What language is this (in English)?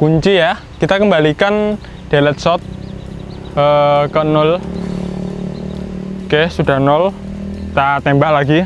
Indonesian